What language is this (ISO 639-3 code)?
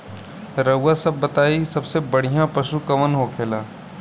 bho